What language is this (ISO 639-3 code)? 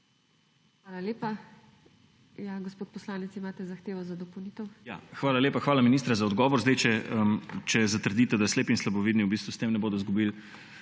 slv